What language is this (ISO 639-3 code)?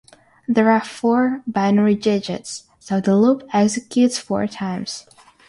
eng